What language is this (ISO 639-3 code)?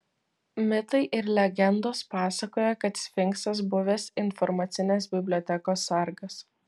lit